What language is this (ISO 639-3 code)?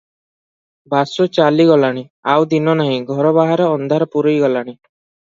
ori